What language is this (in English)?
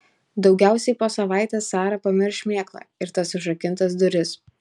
Lithuanian